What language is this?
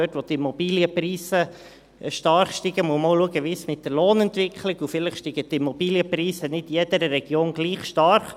Swiss German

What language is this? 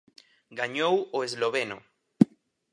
Galician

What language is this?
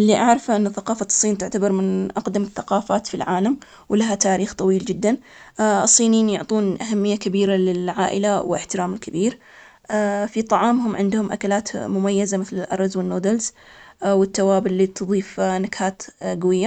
Omani Arabic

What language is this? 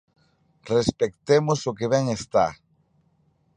Galician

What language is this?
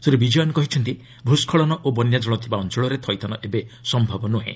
Odia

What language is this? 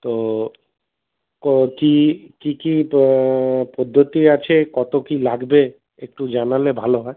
Bangla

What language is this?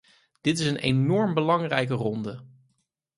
Dutch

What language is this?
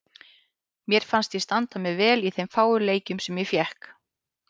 Icelandic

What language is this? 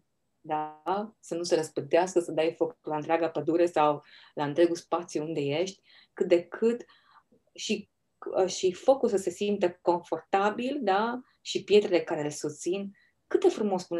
Romanian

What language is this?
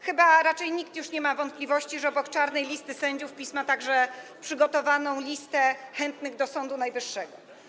Polish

